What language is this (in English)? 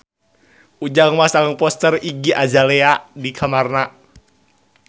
Sundanese